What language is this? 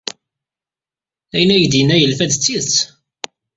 Kabyle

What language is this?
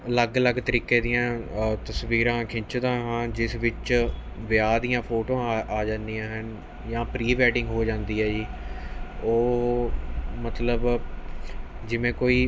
Punjabi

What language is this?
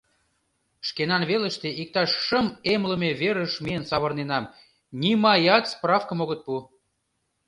Mari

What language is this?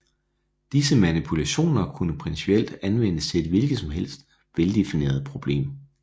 Danish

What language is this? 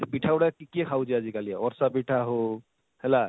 Odia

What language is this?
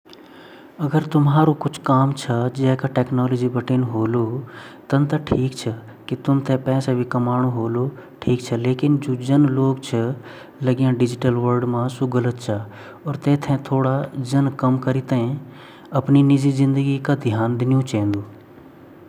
Garhwali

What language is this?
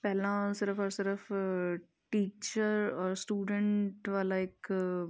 Punjabi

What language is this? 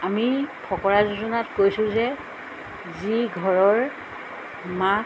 Assamese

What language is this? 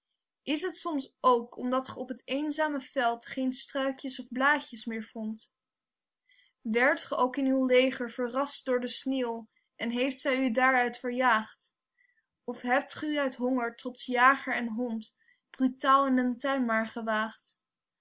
Dutch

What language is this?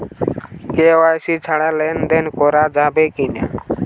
Bangla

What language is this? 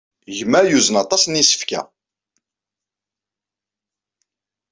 Kabyle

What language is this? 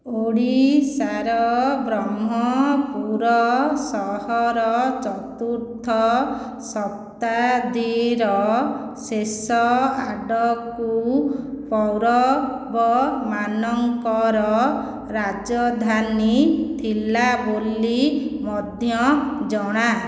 Odia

